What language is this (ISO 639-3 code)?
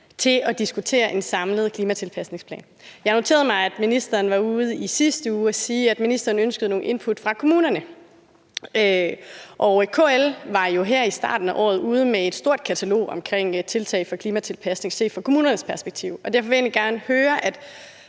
dan